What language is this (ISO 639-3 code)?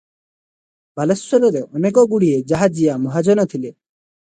ori